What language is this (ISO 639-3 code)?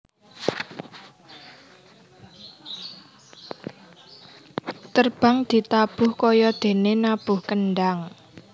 jav